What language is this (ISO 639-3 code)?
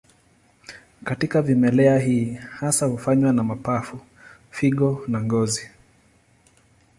swa